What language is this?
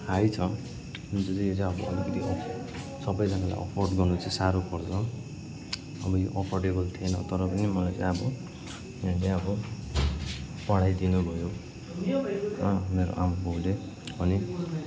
Nepali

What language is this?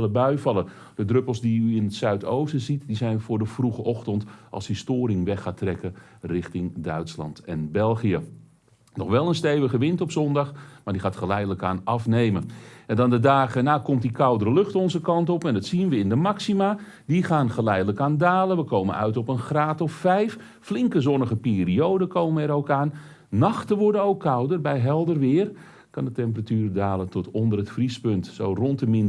Dutch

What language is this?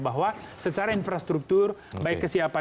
Indonesian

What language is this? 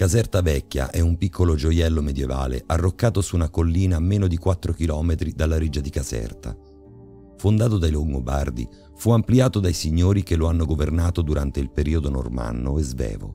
Italian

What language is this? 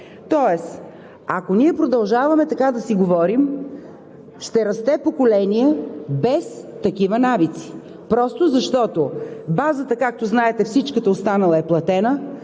Bulgarian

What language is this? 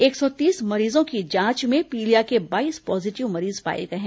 Hindi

